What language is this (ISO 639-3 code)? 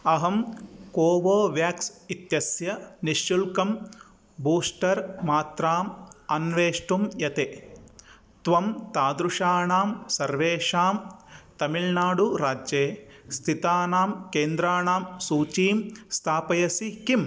san